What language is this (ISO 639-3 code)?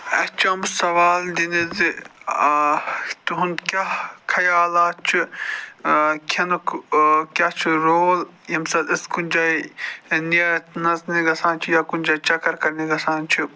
kas